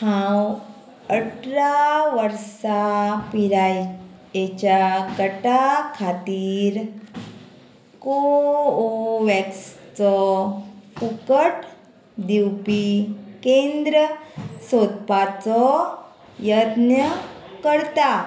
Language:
Konkani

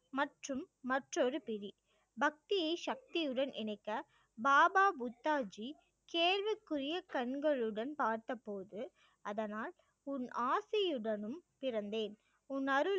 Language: Tamil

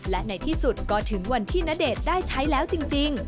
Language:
Thai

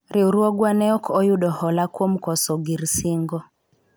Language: Luo (Kenya and Tanzania)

